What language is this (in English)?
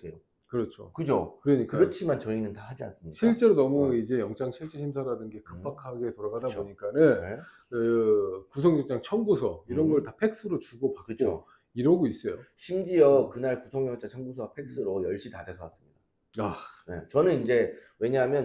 Korean